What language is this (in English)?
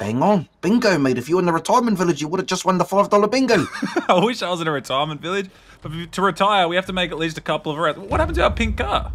English